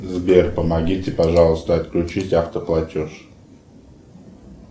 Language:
Russian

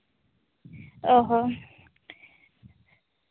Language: Santali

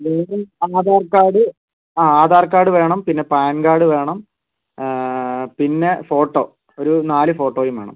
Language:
Malayalam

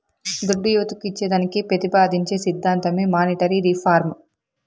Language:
Telugu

